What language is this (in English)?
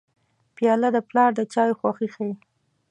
Pashto